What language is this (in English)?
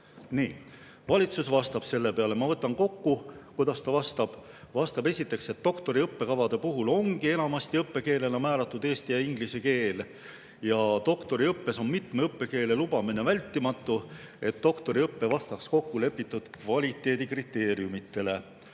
Estonian